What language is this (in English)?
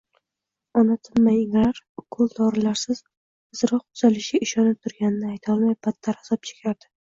Uzbek